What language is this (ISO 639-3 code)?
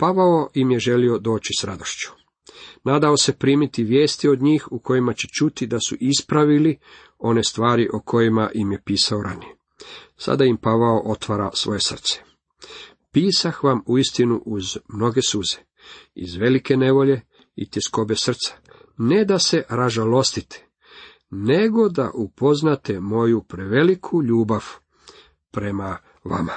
hrv